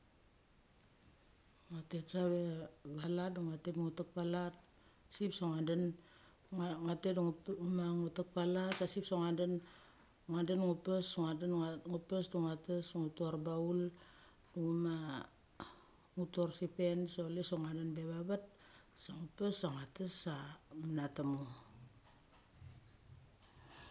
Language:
Mali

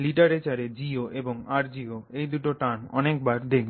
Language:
Bangla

